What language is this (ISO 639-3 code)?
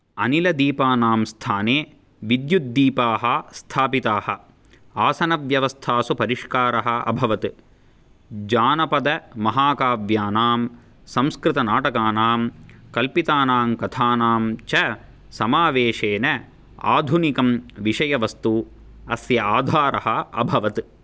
san